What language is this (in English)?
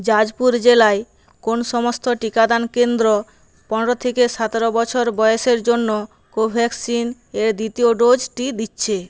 Bangla